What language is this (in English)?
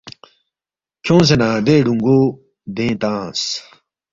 Balti